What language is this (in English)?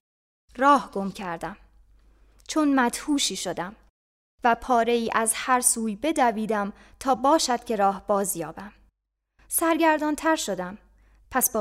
Persian